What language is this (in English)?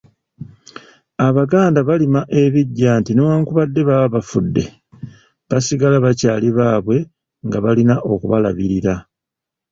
Ganda